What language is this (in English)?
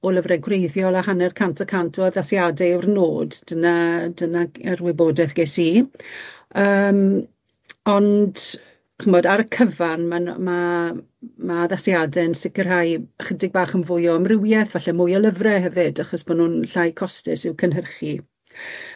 Welsh